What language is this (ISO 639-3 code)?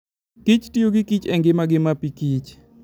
luo